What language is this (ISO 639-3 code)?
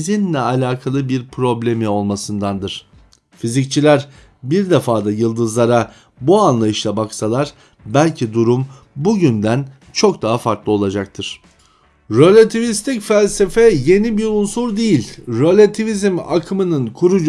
tur